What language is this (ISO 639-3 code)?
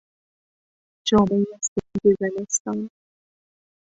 fas